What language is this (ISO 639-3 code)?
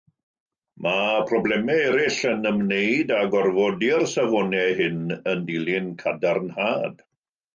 cym